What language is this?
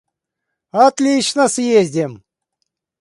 Russian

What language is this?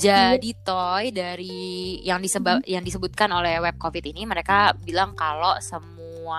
Indonesian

